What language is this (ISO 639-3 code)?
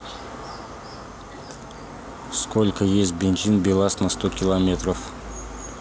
rus